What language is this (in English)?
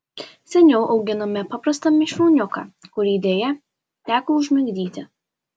Lithuanian